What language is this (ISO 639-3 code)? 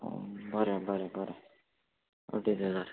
kok